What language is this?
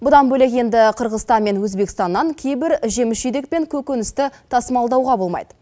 Kazakh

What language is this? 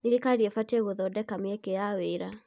Kikuyu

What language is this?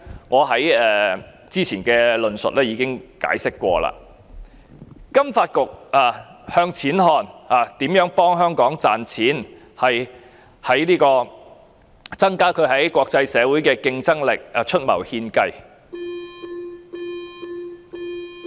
Cantonese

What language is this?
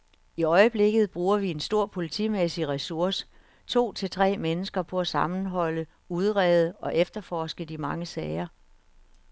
Danish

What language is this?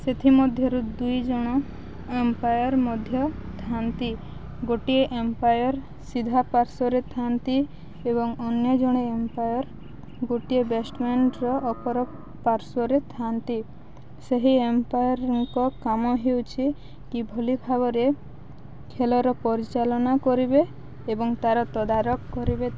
Odia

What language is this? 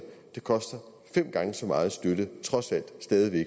Danish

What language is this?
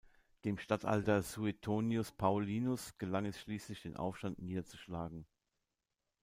German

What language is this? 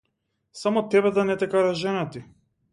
Macedonian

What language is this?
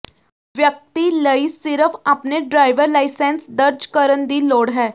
Punjabi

